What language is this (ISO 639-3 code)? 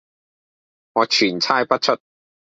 yue